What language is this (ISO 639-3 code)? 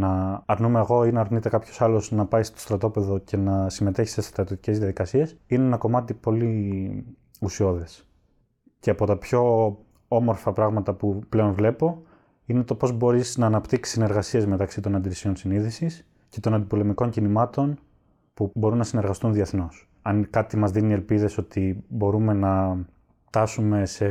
ell